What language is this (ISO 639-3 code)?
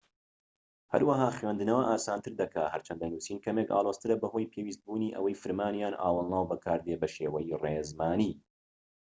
ckb